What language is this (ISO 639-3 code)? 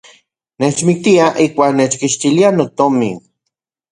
ncx